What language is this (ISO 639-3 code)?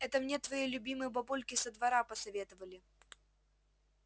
rus